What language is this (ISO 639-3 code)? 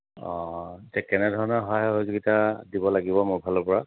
asm